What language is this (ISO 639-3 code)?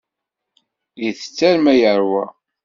kab